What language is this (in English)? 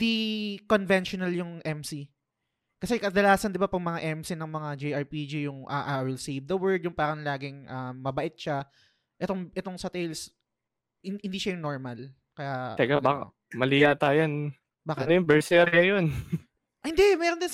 Filipino